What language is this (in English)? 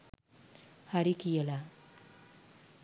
Sinhala